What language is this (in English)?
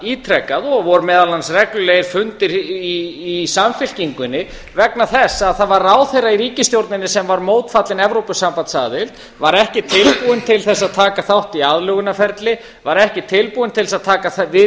Icelandic